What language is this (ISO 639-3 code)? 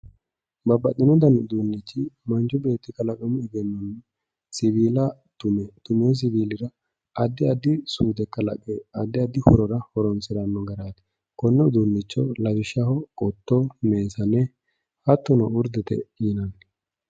sid